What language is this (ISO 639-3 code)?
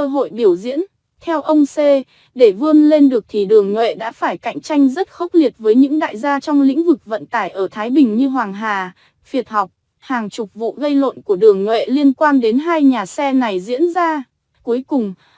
vie